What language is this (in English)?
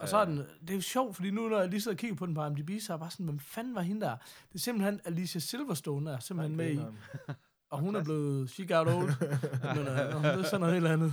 Danish